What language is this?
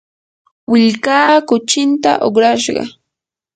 Yanahuanca Pasco Quechua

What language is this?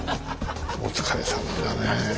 Japanese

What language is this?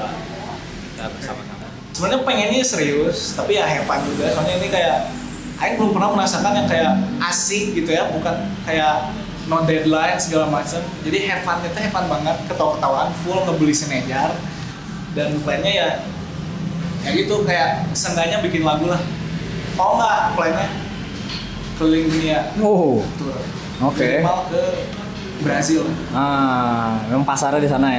Indonesian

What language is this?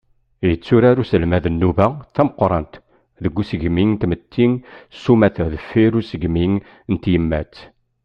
Kabyle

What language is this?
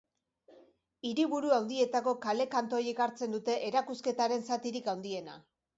Basque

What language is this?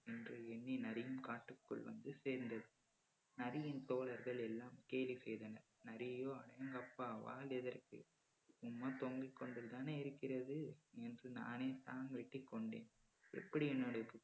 Tamil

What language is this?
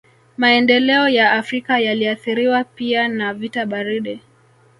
Swahili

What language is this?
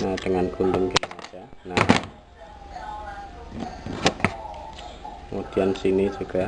Indonesian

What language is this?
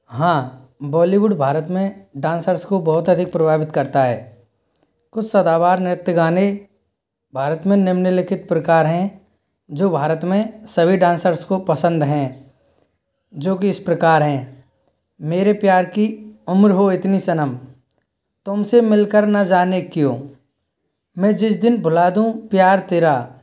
Hindi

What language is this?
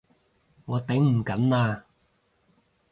Cantonese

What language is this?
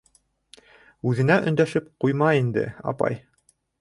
Bashkir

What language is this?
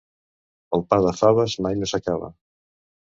Catalan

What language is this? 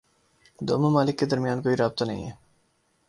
Urdu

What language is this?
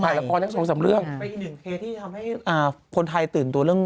Thai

